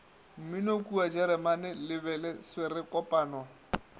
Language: Northern Sotho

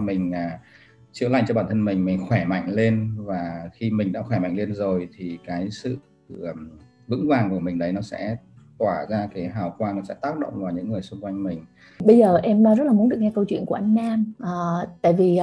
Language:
Vietnamese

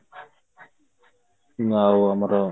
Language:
Odia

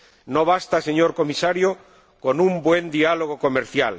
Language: Spanish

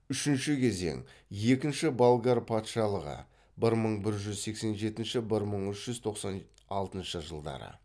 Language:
Kazakh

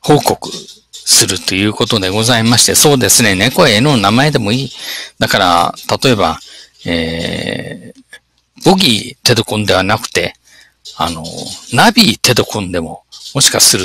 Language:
Japanese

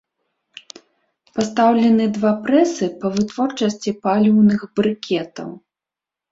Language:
Belarusian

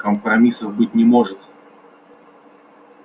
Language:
Russian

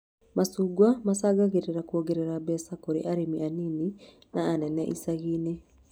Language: Kikuyu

